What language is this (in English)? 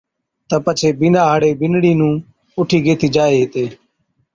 Od